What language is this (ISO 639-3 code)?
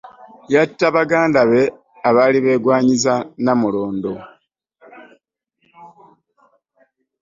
lug